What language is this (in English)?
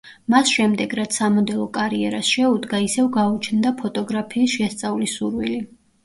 Georgian